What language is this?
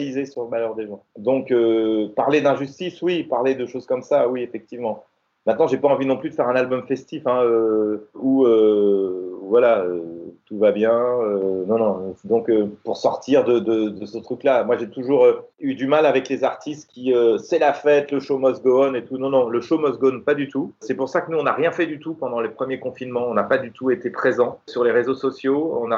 French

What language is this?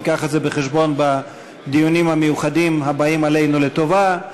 Hebrew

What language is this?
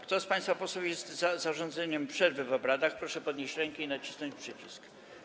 Polish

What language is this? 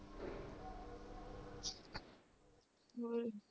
Punjabi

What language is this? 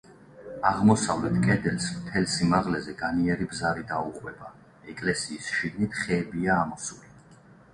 Georgian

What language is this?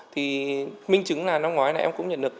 Vietnamese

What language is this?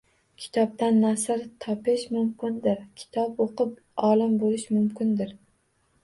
Uzbek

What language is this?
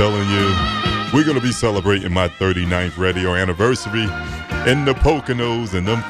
English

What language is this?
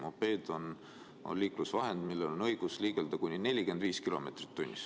Estonian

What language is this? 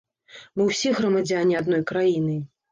Belarusian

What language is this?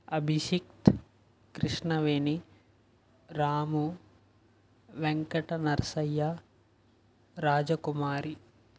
Telugu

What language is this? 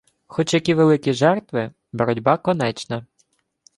Ukrainian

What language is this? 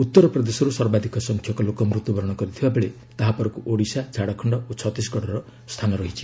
Odia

